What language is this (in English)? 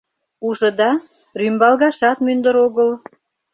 Mari